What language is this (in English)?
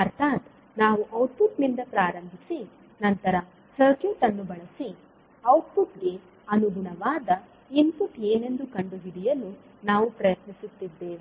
Kannada